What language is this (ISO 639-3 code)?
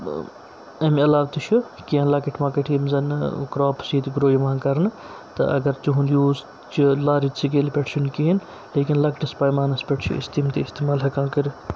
kas